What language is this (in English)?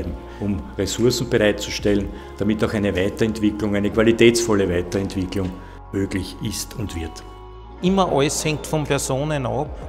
German